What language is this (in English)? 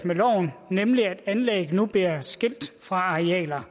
Danish